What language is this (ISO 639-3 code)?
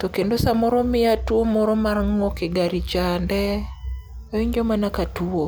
luo